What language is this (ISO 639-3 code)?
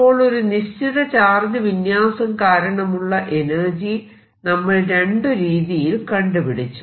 mal